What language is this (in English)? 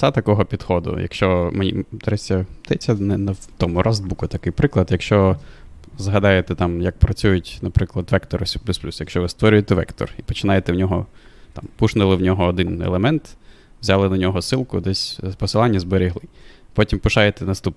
Ukrainian